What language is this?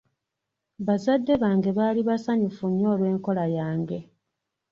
Ganda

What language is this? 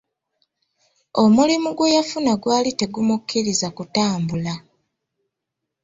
Ganda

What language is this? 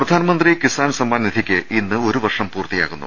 Malayalam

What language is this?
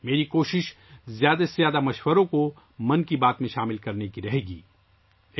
Urdu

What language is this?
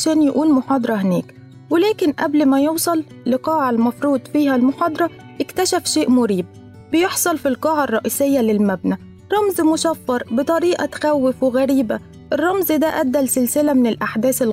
Arabic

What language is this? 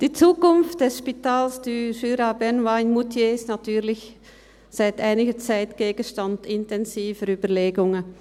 Swiss German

